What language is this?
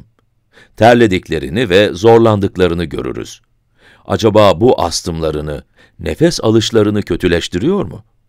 Turkish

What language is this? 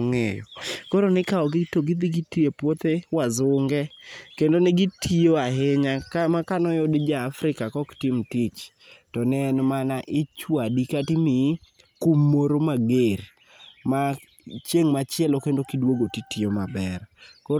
Luo (Kenya and Tanzania)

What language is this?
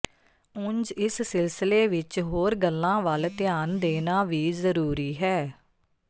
Punjabi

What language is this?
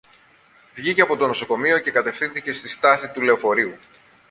Greek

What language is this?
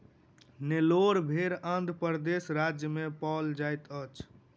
Maithili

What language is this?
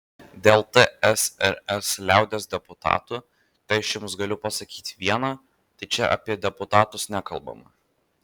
Lithuanian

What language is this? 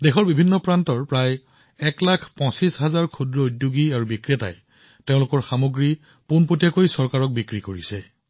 Assamese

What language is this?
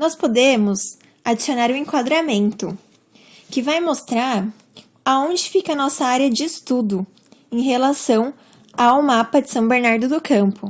Portuguese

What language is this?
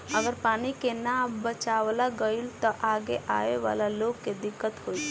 Bhojpuri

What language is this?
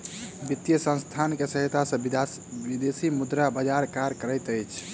Maithili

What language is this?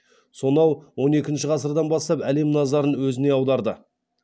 Kazakh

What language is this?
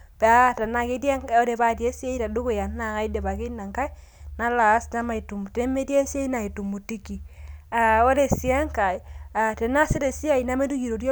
Masai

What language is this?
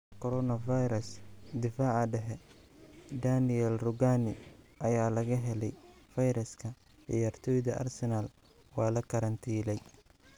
Somali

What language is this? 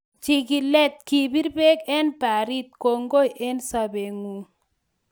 Kalenjin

